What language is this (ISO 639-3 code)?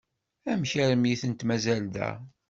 kab